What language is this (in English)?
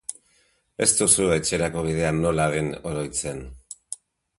Basque